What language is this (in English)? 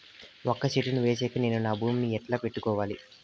Telugu